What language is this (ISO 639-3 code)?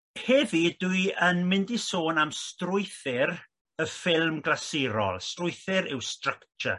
cym